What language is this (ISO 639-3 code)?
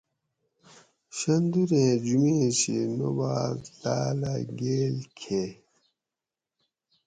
gwc